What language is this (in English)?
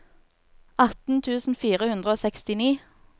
Norwegian